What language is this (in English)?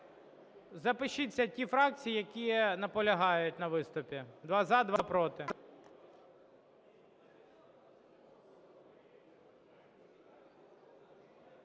Ukrainian